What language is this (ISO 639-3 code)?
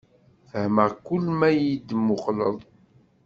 kab